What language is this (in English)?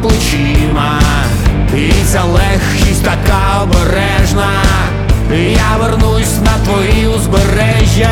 Ukrainian